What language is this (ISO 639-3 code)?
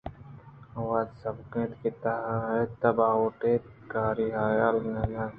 bgp